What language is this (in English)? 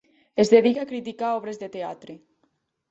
Catalan